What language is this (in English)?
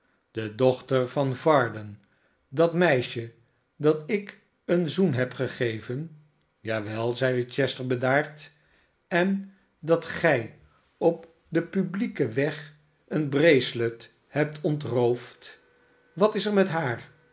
Dutch